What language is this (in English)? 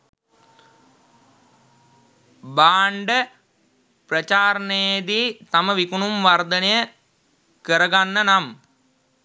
Sinhala